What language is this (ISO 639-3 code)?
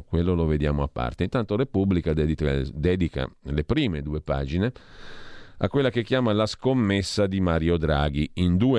ita